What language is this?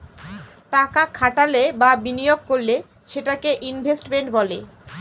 Bangla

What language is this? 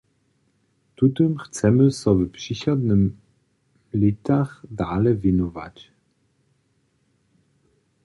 Upper Sorbian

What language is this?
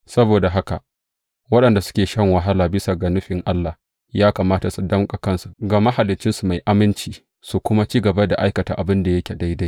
Hausa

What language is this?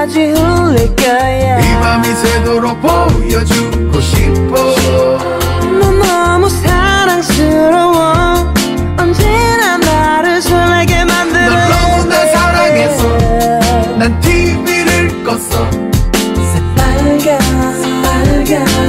Korean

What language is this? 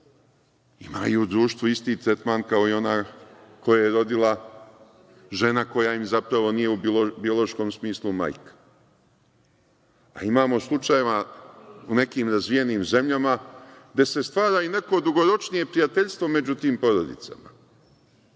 Serbian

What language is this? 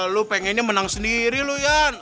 Indonesian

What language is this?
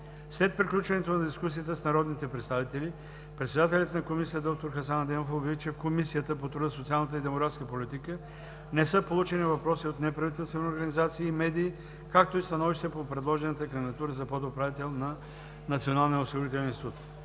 Bulgarian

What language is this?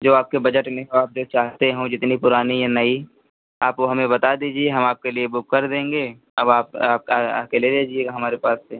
Hindi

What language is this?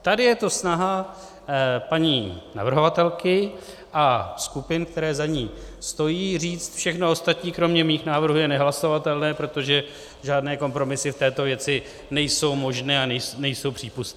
Czech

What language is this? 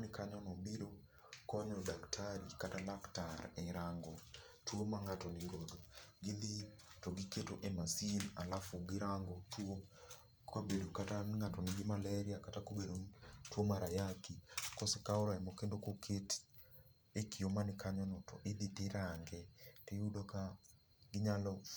Luo (Kenya and Tanzania)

